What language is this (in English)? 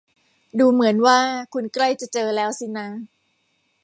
Thai